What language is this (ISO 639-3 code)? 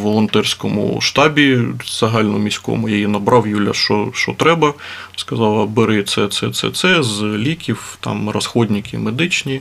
ukr